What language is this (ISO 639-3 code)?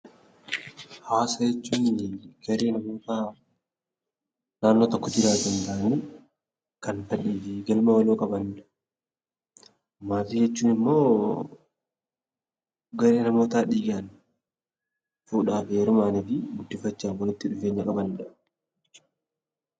orm